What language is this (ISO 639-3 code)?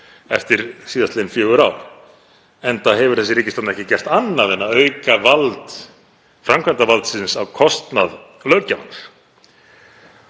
isl